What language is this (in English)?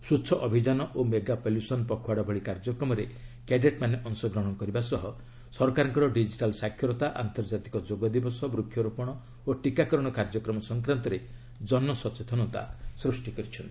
Odia